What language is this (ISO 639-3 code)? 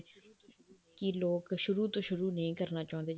pan